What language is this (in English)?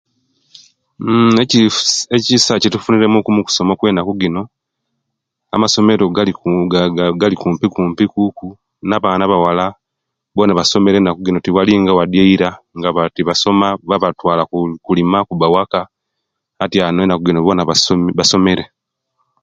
Kenyi